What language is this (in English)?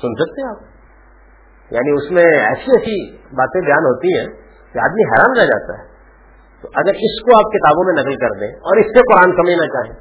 Urdu